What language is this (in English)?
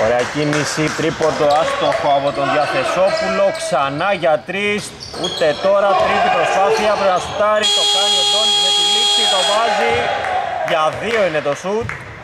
Greek